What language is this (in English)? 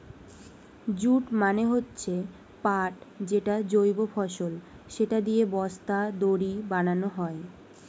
Bangla